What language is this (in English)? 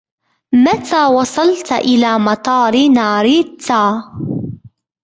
Arabic